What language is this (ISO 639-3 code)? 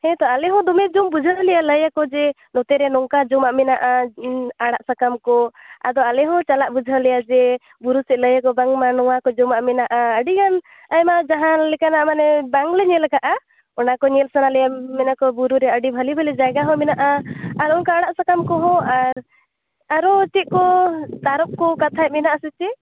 sat